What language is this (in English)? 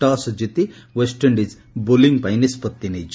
Odia